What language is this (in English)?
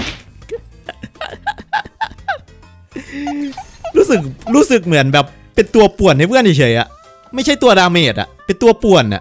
Thai